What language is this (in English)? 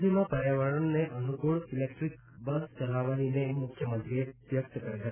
Gujarati